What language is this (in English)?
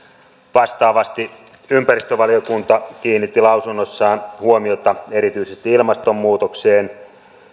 Finnish